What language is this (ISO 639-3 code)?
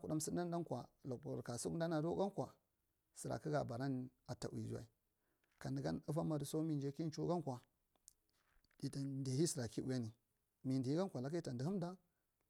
mrt